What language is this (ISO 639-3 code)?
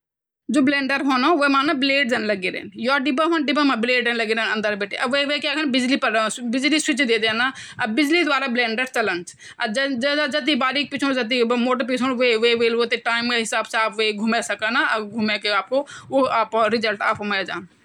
gbm